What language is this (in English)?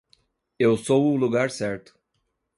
Portuguese